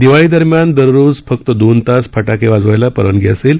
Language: Marathi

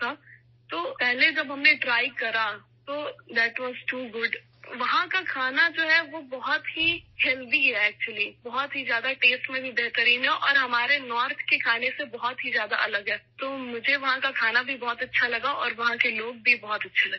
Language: Urdu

